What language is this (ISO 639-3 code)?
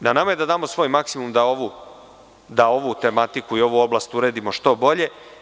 srp